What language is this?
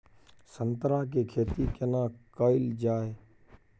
Maithili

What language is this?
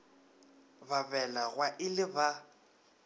Northern Sotho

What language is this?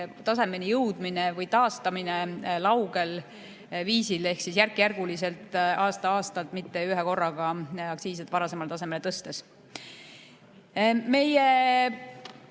Estonian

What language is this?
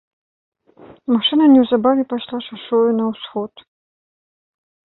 Belarusian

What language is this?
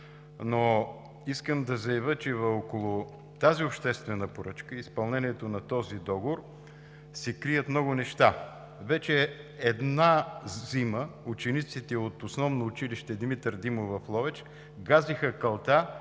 Bulgarian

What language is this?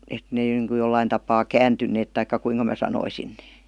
Finnish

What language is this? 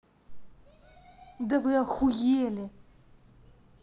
Russian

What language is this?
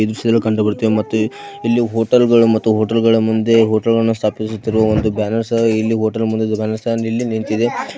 Kannada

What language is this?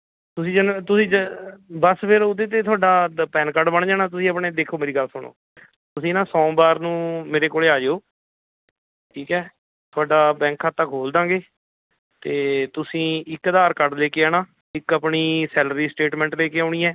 Punjabi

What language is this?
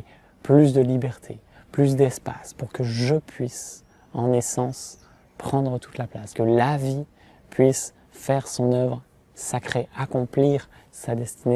French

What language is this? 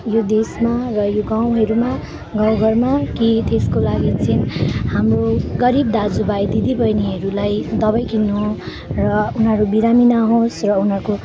Nepali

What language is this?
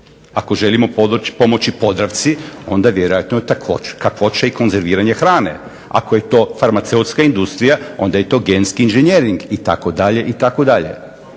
Croatian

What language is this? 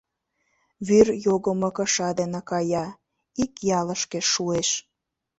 Mari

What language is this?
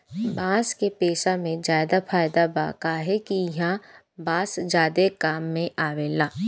Bhojpuri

